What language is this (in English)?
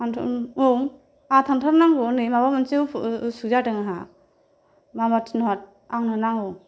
Bodo